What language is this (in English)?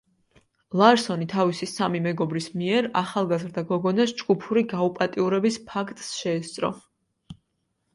Georgian